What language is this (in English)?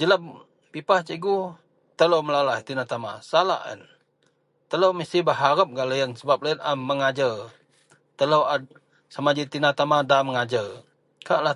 Central Melanau